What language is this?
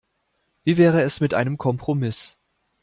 German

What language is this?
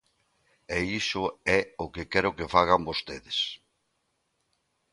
Galician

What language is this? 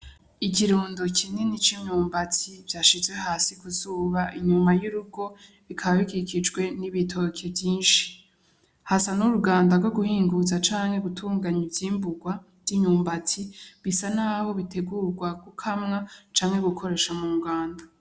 Rundi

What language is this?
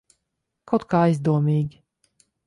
Latvian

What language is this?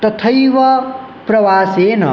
Sanskrit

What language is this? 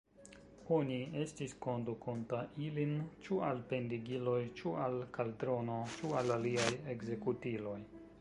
Esperanto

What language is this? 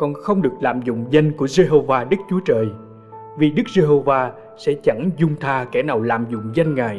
Vietnamese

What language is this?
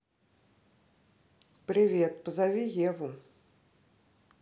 Russian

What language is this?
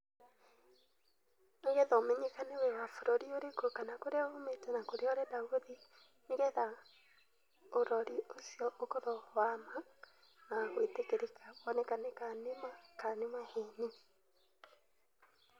Kikuyu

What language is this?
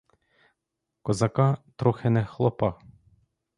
Ukrainian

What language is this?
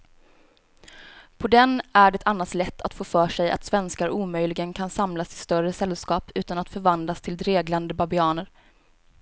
Swedish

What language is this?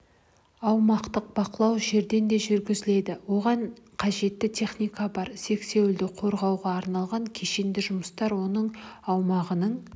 Kazakh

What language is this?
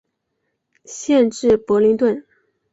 Chinese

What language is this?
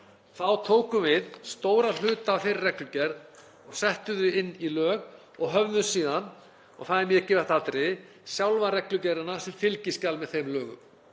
Icelandic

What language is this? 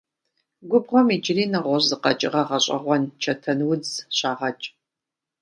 Kabardian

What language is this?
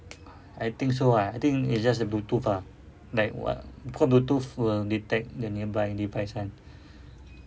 English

